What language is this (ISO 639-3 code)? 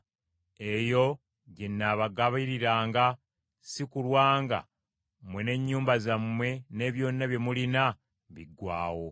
lug